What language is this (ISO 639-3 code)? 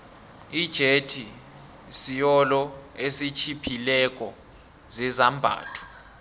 nbl